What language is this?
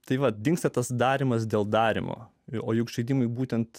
Lithuanian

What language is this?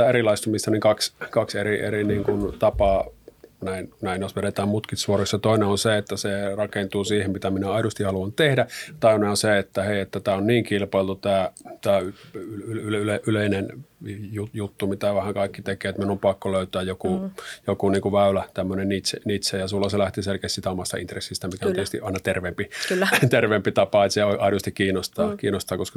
Finnish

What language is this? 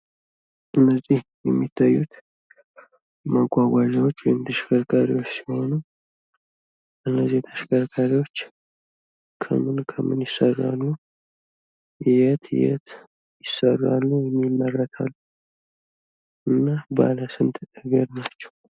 Amharic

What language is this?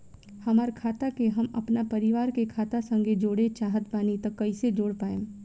Bhojpuri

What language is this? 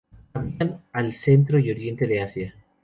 Spanish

